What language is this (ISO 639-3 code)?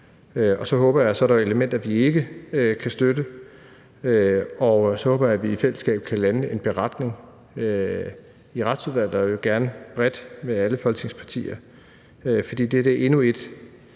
dan